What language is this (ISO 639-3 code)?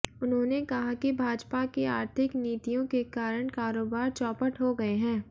hin